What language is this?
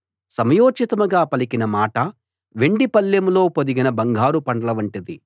Telugu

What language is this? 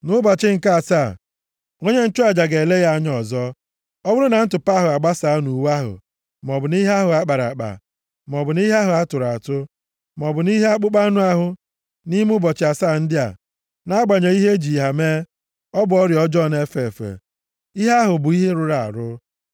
Igbo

